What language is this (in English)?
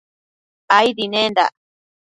Matsés